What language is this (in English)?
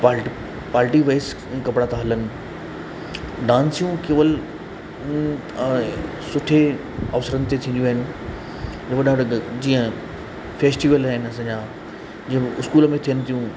Sindhi